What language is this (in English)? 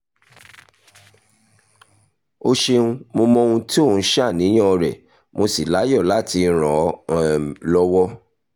Yoruba